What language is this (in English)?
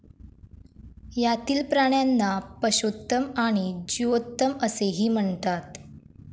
Marathi